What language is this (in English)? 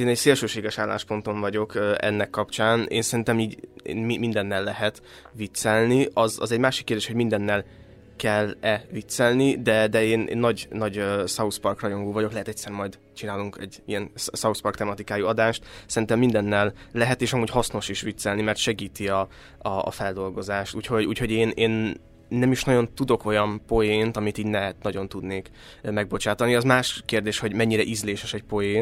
Hungarian